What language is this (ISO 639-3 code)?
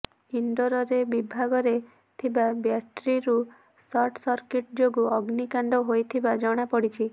ori